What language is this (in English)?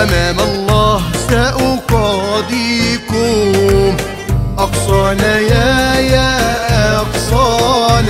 Arabic